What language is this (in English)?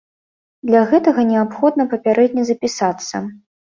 Belarusian